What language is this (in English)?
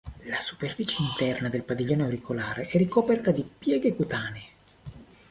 Italian